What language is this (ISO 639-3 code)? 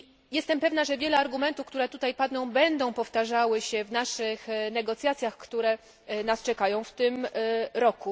pol